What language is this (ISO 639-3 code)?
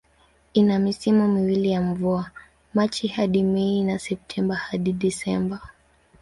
swa